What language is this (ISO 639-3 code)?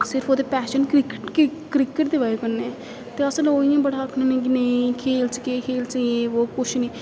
doi